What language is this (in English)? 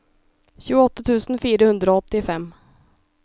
Norwegian